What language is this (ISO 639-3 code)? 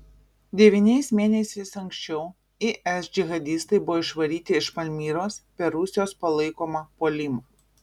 lit